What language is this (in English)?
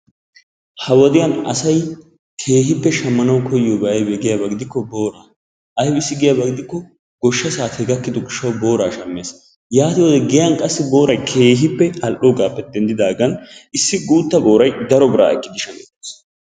Wolaytta